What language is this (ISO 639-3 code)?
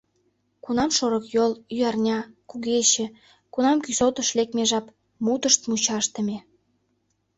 chm